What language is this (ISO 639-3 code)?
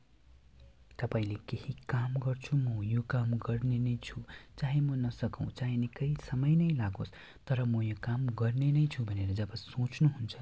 nep